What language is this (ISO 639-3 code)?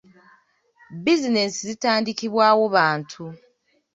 lug